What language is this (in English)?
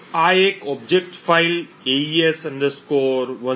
Gujarati